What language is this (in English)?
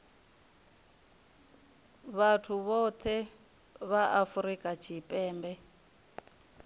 Venda